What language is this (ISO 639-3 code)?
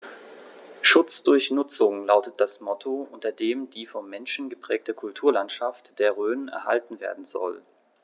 deu